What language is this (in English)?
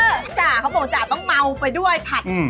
Thai